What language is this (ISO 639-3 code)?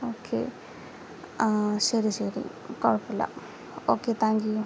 mal